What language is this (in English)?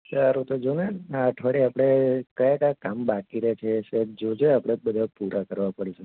Gujarati